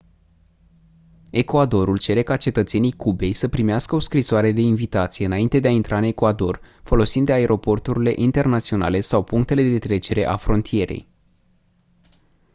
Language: Romanian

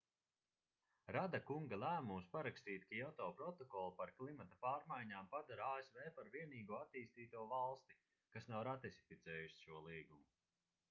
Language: Latvian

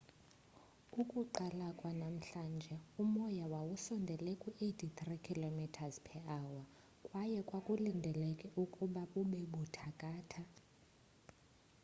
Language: Xhosa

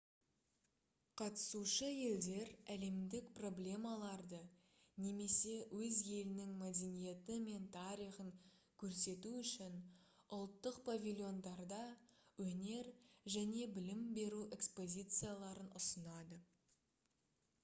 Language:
Kazakh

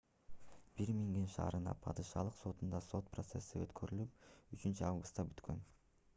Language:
Kyrgyz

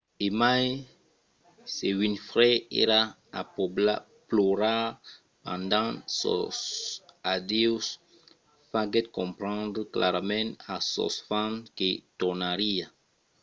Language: Occitan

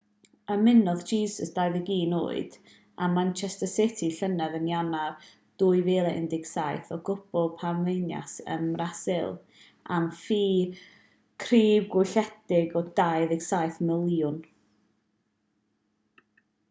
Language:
Welsh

